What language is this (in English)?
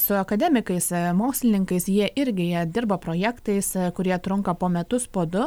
Lithuanian